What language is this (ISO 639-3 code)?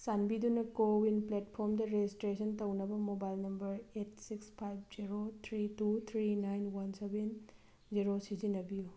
mni